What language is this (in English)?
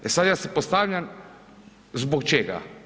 Croatian